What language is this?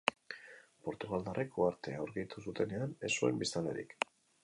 Basque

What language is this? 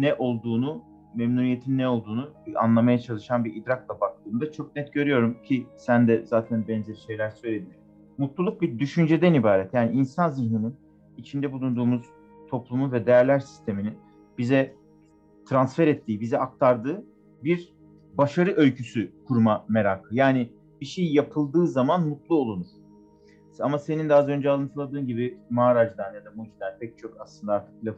Turkish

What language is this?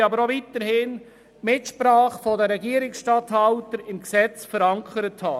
Swiss German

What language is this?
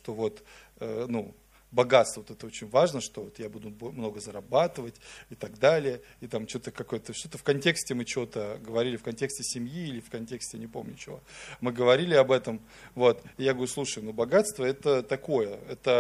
Russian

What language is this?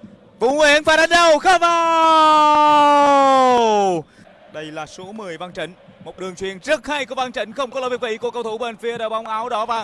Vietnamese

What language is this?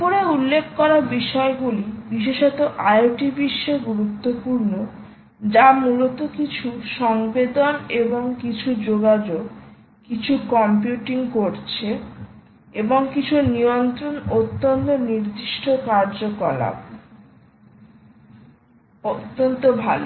Bangla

